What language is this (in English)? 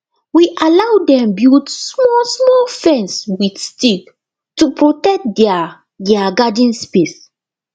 Nigerian Pidgin